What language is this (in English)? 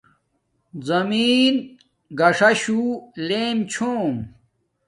Domaaki